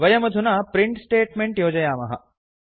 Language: Sanskrit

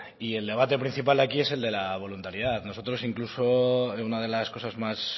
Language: Spanish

